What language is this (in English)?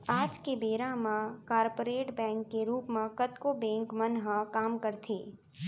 Chhattisgarhi